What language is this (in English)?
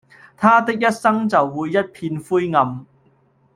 Cantonese